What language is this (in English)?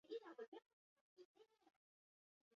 Basque